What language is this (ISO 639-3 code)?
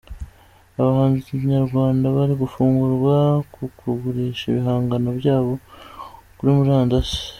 kin